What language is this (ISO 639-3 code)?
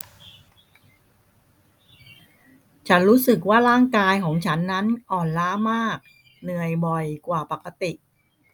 tha